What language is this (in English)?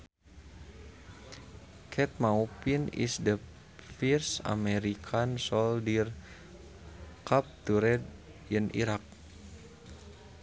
Sundanese